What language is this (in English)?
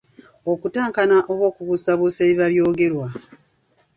Ganda